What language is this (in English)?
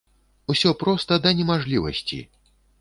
Belarusian